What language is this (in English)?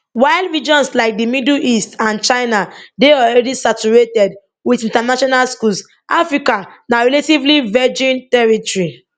Nigerian Pidgin